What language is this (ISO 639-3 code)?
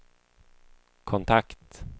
swe